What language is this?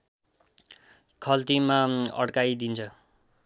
Nepali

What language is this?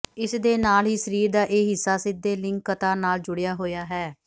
Punjabi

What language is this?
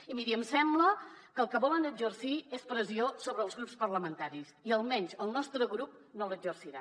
Catalan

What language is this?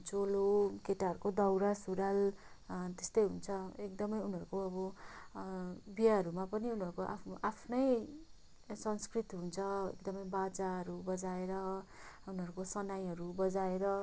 Nepali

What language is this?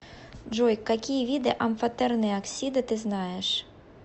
Russian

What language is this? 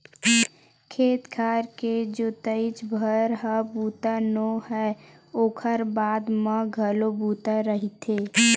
Chhattisgarhi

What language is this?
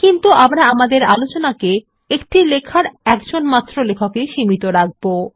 Bangla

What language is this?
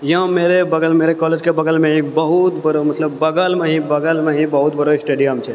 Maithili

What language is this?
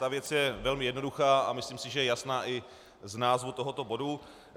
Czech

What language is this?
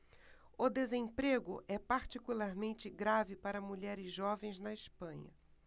Portuguese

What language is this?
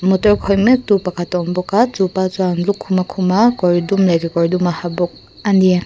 Mizo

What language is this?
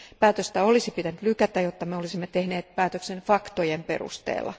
Finnish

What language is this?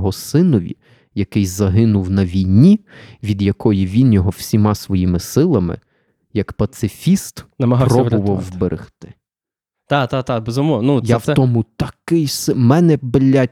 Ukrainian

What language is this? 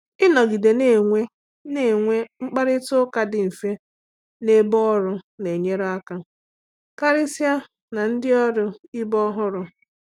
Igbo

